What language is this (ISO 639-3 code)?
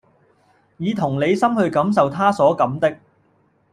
yue